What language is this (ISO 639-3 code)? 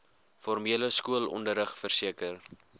afr